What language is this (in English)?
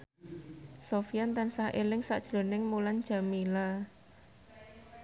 Javanese